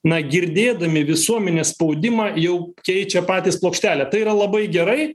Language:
Lithuanian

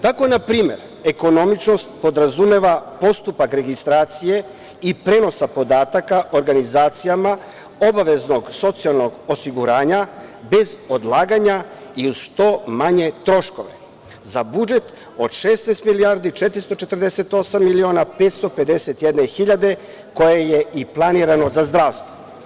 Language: Serbian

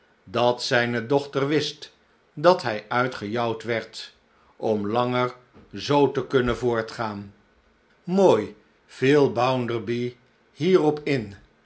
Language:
Dutch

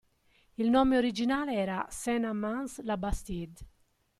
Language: Italian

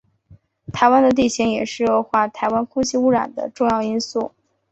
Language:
Chinese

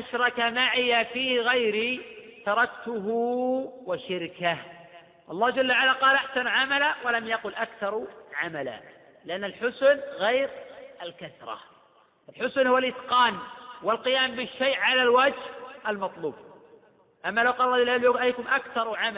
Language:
Arabic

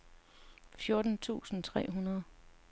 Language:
Danish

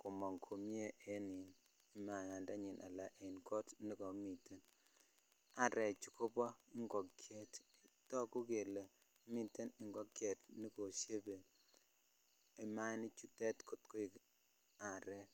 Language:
Kalenjin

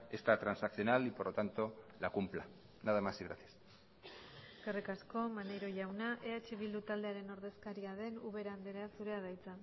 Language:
Basque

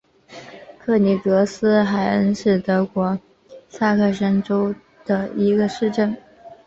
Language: Chinese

